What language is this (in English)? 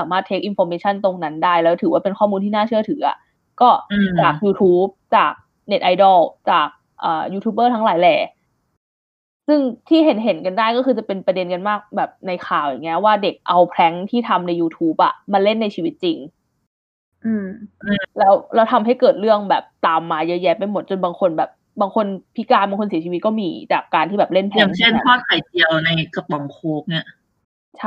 Thai